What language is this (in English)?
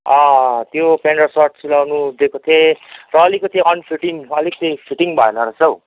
Nepali